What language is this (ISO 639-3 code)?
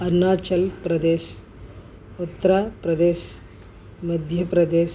tel